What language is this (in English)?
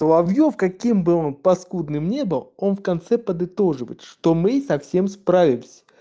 Russian